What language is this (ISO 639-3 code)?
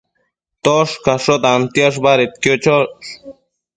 mcf